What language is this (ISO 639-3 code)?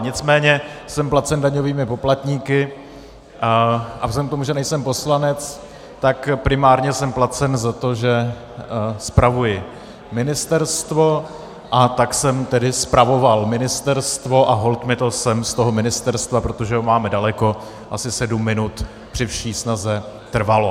ces